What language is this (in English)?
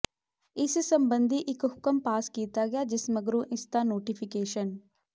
Punjabi